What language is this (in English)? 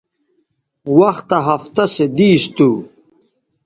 Bateri